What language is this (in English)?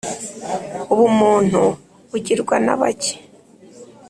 Kinyarwanda